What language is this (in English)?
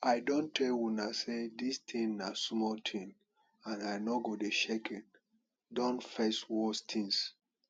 Nigerian Pidgin